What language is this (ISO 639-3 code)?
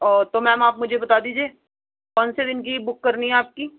urd